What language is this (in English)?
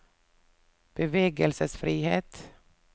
Norwegian